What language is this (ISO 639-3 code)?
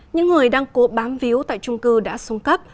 vie